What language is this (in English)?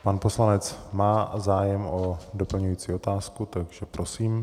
Czech